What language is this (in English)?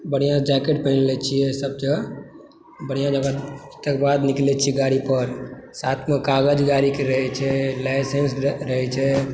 Maithili